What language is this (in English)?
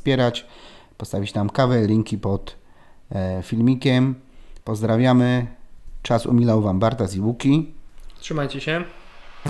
Polish